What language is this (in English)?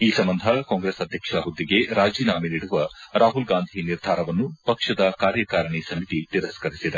Kannada